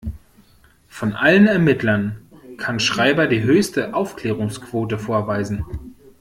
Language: German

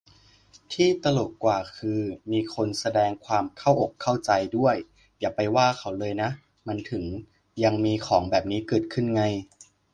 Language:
Thai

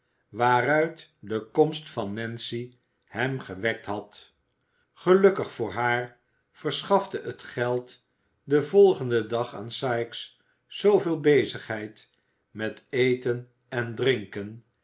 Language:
Dutch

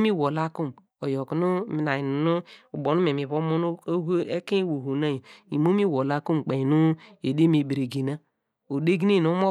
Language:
Degema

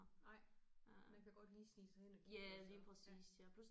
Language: Danish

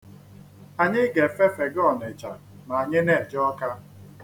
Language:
Igbo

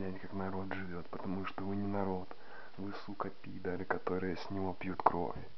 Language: Russian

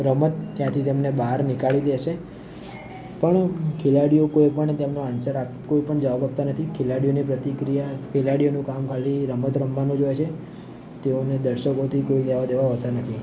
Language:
Gujarati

